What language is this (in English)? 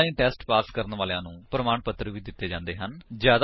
Punjabi